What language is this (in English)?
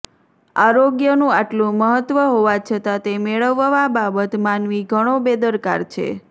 Gujarati